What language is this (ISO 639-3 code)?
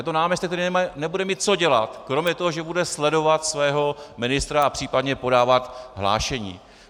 ces